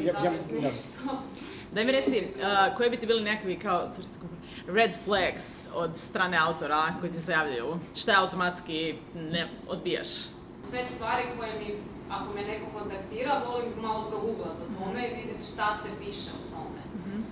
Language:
Croatian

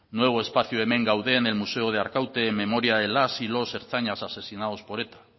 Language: Spanish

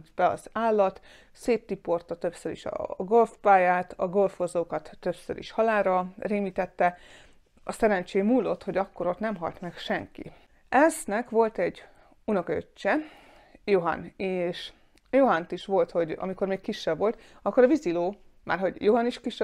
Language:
Hungarian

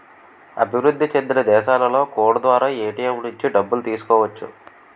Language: Telugu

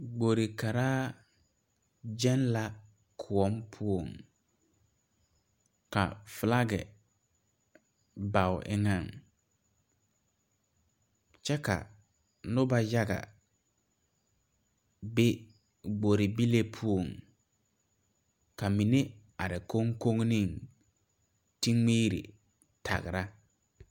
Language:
Southern Dagaare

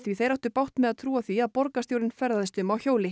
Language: Icelandic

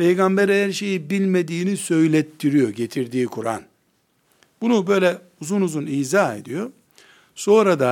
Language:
Turkish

